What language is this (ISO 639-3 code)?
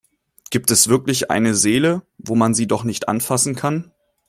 deu